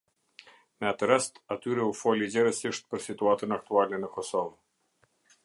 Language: Albanian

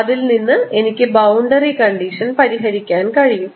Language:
Malayalam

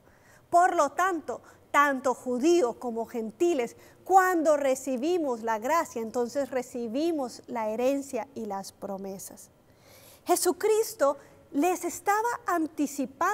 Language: Spanish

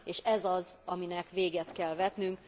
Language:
Hungarian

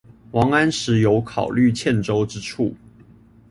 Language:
Chinese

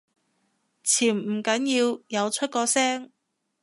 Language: Cantonese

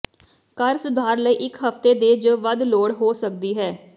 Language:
Punjabi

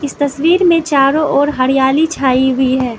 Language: Hindi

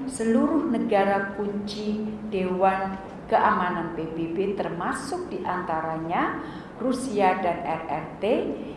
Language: Indonesian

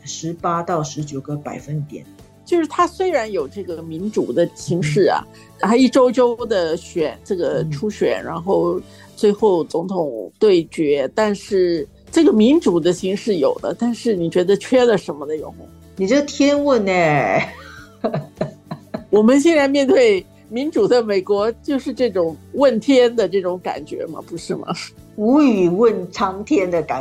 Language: Chinese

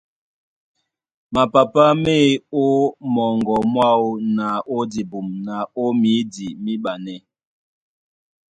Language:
Duala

